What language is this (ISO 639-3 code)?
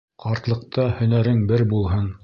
bak